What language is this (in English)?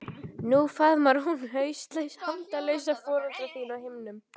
Icelandic